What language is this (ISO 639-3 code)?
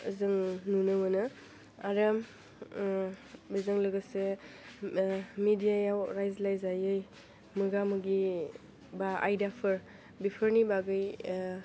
brx